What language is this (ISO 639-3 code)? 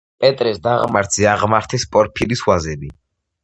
kat